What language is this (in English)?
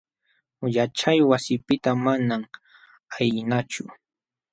Jauja Wanca Quechua